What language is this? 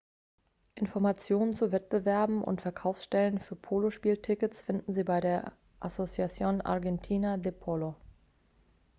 German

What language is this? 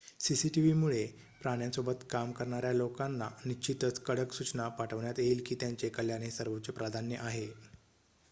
Marathi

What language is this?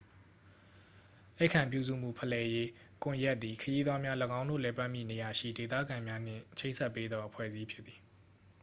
Burmese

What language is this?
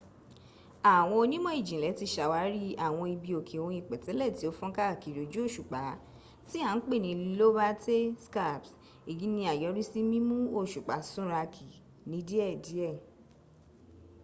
Yoruba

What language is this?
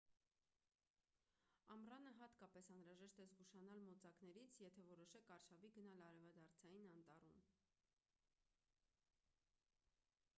Armenian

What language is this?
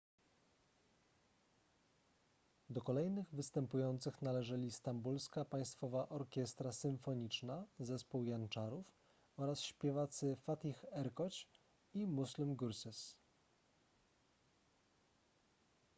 Polish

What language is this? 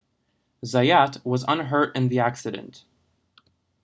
English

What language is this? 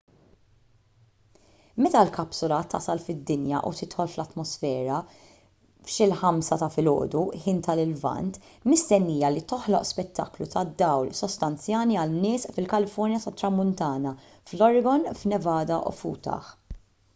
Maltese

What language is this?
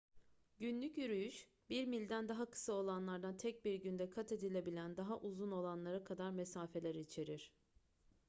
Turkish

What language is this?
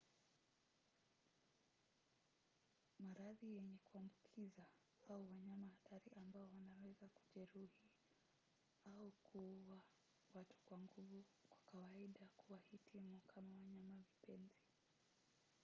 Swahili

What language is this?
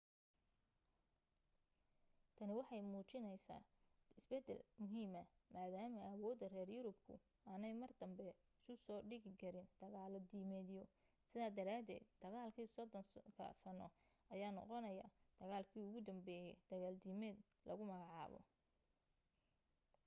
Somali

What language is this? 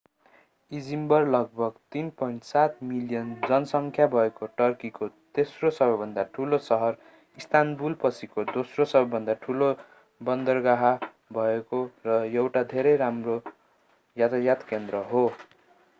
Nepali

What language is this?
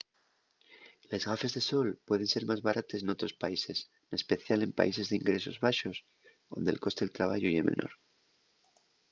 Asturian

